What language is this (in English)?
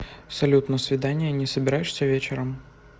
Russian